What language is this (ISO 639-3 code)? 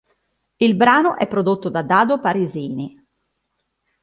ita